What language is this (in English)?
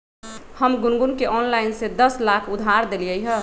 Magahi